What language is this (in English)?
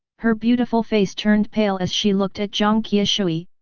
English